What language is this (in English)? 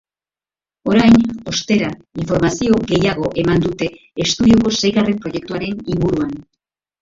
Basque